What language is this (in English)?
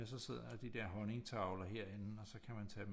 Danish